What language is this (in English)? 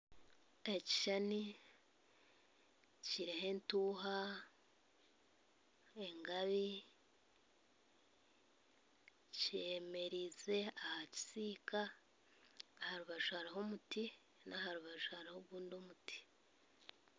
Nyankole